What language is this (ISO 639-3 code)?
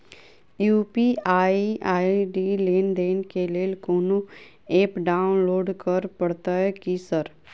mai